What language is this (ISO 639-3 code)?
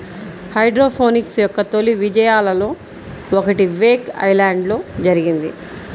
tel